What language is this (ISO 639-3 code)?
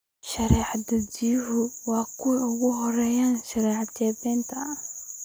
som